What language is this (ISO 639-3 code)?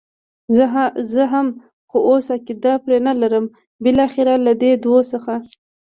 pus